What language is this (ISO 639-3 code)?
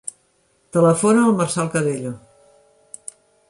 cat